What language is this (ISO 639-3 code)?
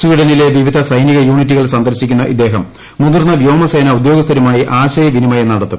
mal